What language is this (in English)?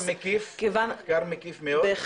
Hebrew